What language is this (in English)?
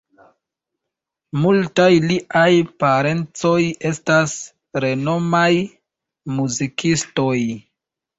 Esperanto